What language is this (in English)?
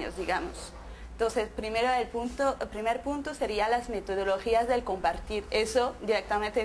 Spanish